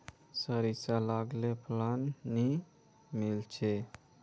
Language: Magahi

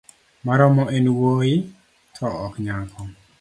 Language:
Luo (Kenya and Tanzania)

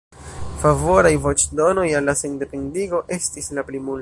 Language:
Esperanto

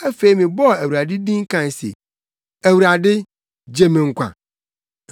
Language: Akan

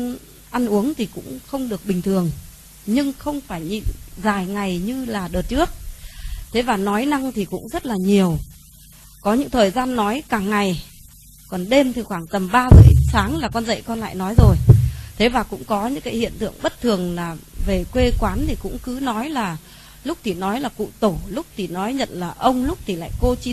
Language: Vietnamese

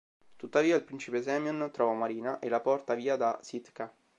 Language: Italian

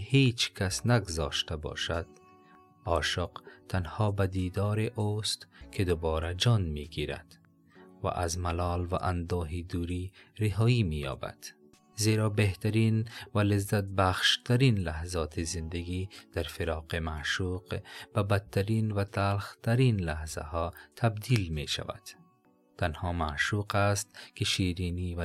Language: Persian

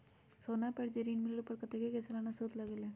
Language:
Magahi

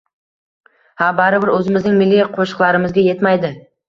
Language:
Uzbek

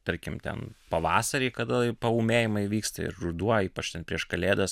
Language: Lithuanian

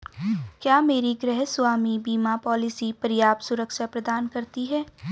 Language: Hindi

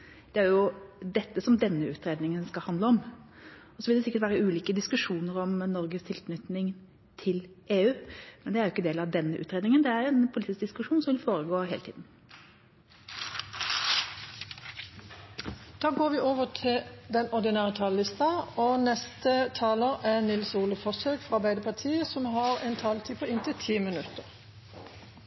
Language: Norwegian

